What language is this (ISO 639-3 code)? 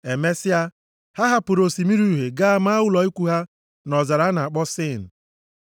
ibo